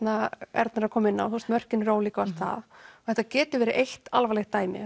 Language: Icelandic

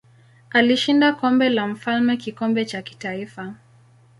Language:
Swahili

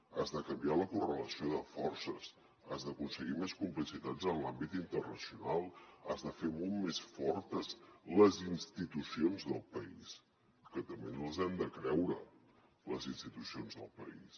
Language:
Catalan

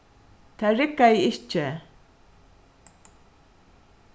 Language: Faroese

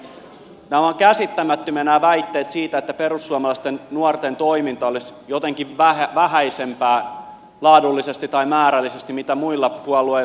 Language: Finnish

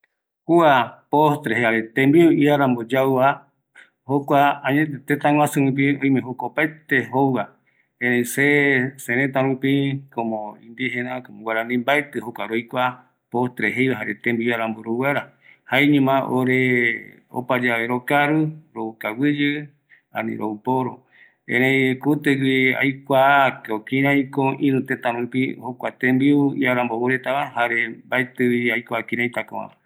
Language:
Eastern Bolivian Guaraní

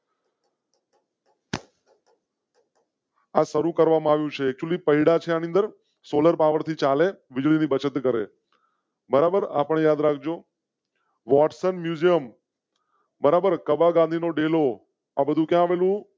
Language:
Gujarati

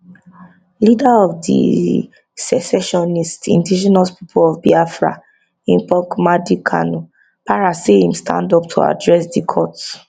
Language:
Nigerian Pidgin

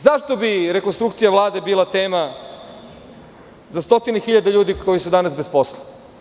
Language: Serbian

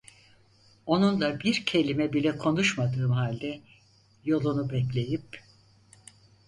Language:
Turkish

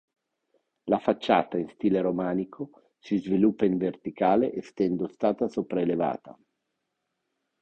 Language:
Italian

